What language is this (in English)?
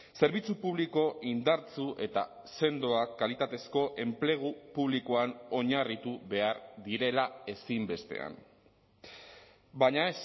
Basque